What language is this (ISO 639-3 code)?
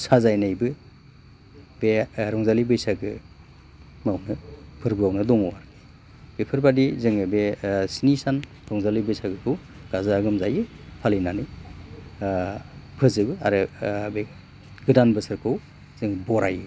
brx